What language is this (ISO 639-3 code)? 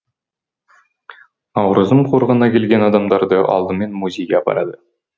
kaz